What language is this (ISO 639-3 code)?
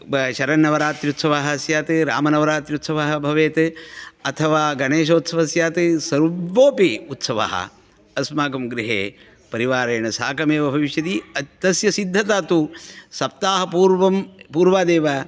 san